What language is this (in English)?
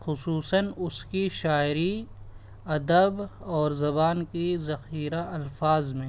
Urdu